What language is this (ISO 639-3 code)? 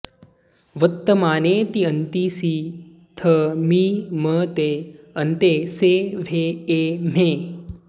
san